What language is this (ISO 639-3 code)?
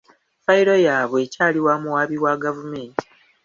lug